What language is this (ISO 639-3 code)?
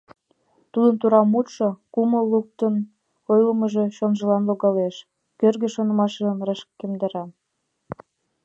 chm